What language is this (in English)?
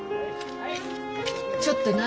Japanese